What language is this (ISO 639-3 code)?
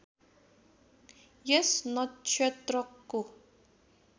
nep